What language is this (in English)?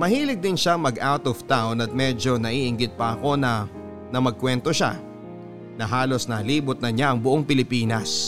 Filipino